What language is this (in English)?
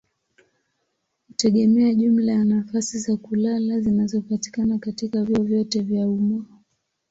Swahili